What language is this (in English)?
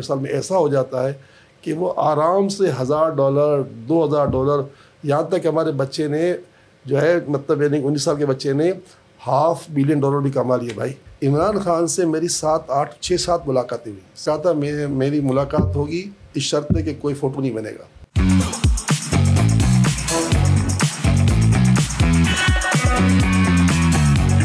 Urdu